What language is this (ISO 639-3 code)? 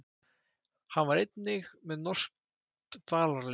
isl